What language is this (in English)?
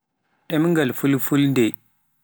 Pular